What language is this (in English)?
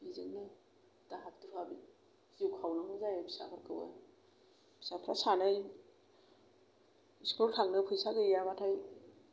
Bodo